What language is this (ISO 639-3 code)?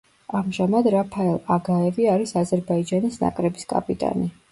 kat